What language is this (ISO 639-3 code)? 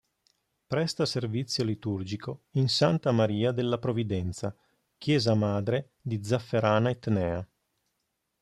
ita